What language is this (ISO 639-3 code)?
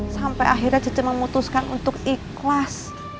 ind